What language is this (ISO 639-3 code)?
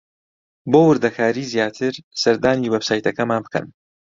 ckb